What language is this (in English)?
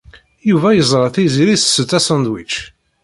Kabyle